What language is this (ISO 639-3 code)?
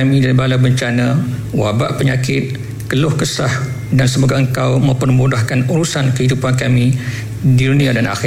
msa